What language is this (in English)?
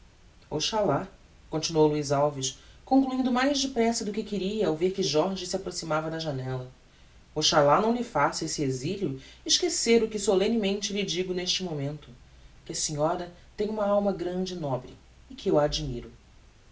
Portuguese